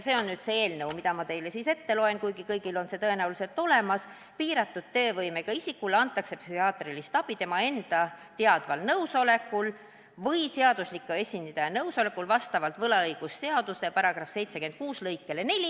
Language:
Estonian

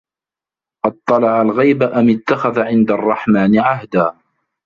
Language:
Arabic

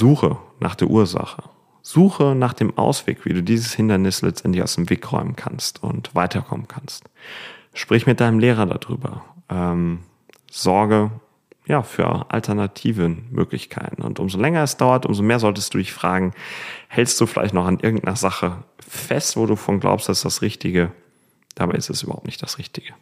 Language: German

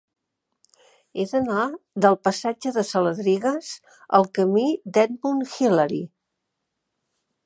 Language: Catalan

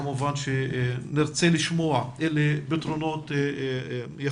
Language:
Hebrew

